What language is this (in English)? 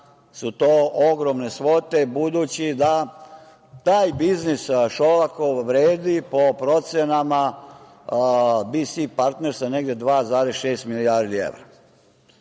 Serbian